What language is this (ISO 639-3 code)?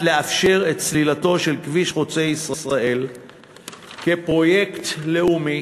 heb